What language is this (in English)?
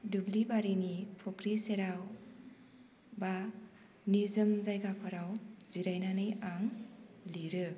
Bodo